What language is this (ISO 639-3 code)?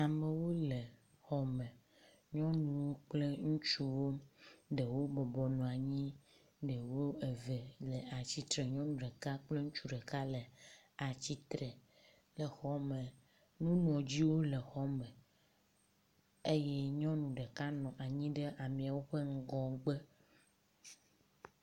ewe